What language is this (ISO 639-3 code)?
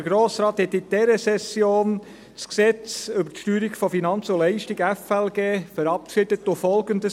gsw